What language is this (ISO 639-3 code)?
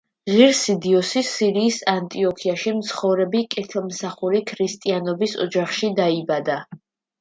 kat